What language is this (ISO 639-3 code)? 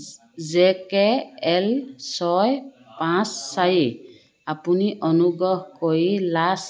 asm